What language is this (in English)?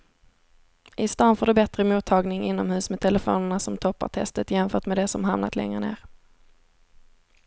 Swedish